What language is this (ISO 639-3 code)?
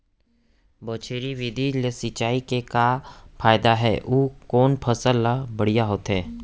hne